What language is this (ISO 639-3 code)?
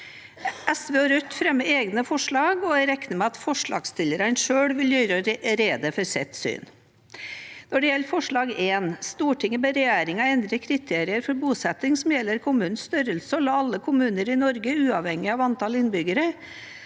nor